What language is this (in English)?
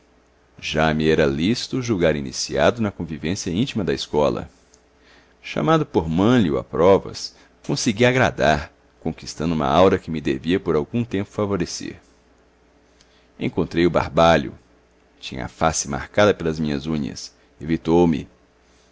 Portuguese